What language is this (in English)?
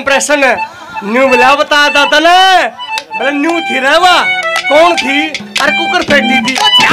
Arabic